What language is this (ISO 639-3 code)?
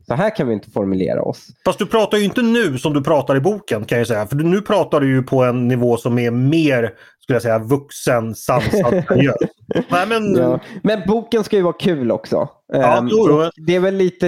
swe